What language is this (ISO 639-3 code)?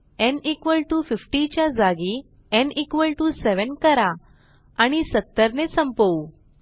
mar